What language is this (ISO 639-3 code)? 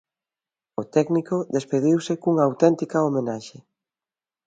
glg